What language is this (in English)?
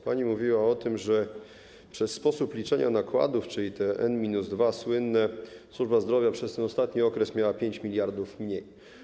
Polish